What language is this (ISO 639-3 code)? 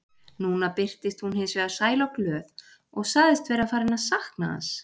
isl